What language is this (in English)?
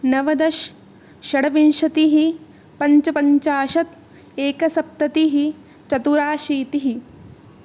Sanskrit